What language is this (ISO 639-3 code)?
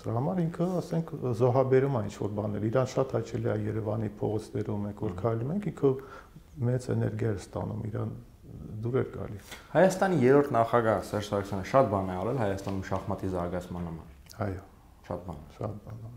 ron